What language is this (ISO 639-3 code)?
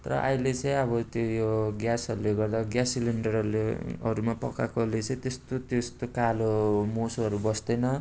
nep